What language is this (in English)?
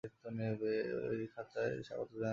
Bangla